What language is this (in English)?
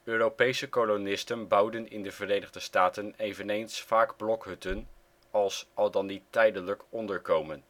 Dutch